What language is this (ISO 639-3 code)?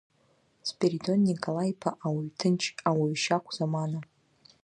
abk